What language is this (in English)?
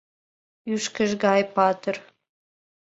Mari